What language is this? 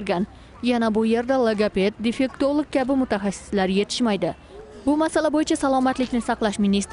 Turkish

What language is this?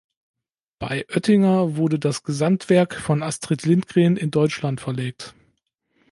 German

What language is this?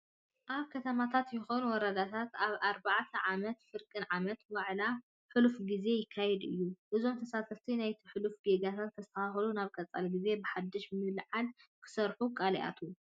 Tigrinya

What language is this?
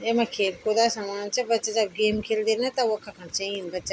Garhwali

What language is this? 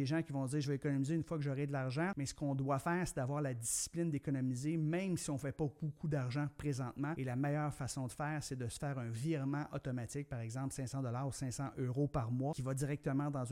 French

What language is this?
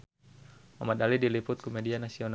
Sundanese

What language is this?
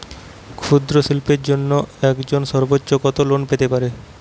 Bangla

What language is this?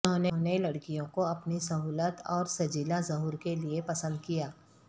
Urdu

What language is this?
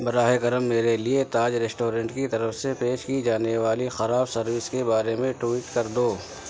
Urdu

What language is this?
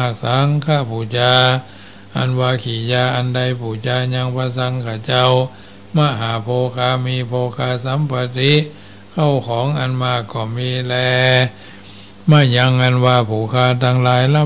Thai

